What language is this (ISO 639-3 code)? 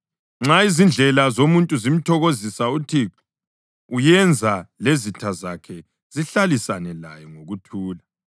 nde